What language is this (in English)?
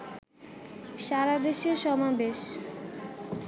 Bangla